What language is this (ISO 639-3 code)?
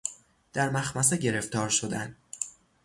fas